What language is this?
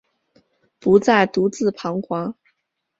Chinese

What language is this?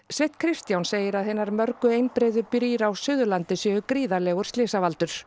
Icelandic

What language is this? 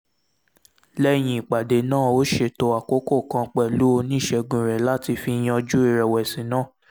Yoruba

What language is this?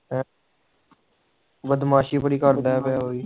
Punjabi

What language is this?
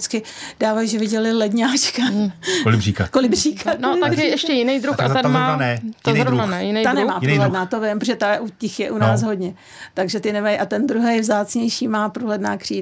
Czech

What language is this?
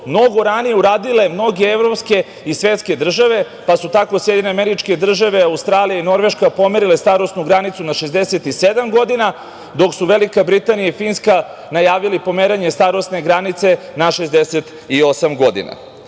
Serbian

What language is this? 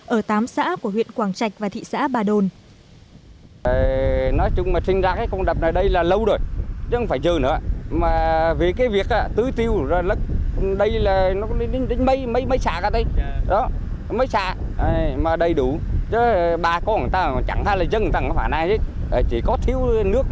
Vietnamese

